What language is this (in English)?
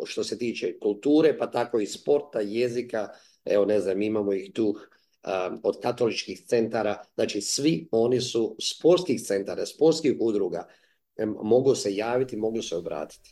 Croatian